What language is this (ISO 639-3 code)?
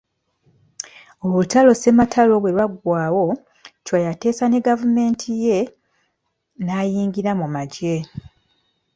lug